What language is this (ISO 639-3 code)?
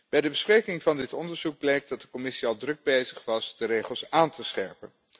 nld